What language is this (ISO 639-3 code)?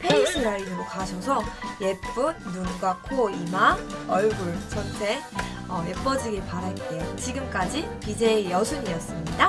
kor